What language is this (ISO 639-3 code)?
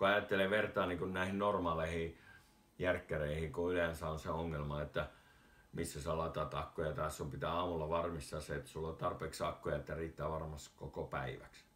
fin